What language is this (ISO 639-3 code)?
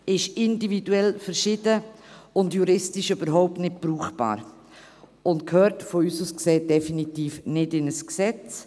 gsw